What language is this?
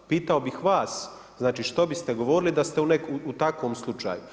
Croatian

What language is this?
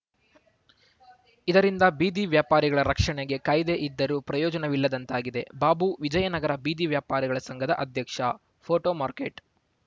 Kannada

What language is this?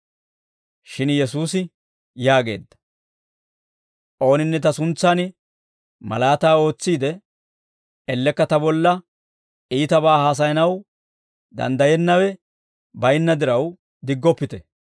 Dawro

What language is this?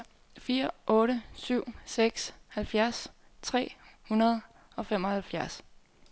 Danish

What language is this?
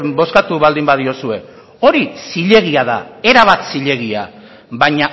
Basque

